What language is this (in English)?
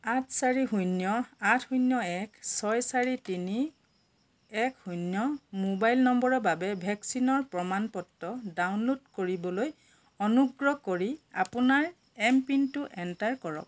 Assamese